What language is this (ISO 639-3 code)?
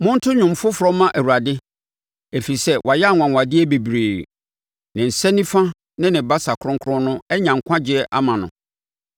aka